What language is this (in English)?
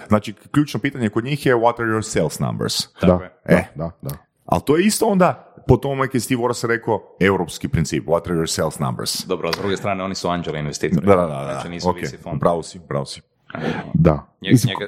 Croatian